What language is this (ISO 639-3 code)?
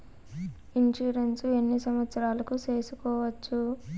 tel